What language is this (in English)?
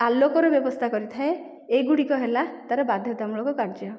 Odia